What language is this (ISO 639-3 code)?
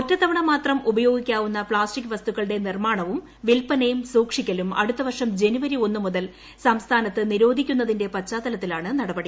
mal